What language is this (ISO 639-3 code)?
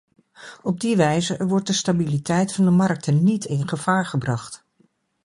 nld